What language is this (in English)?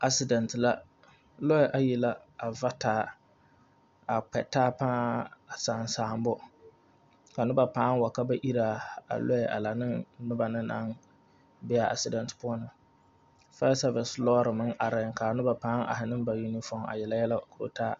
Southern Dagaare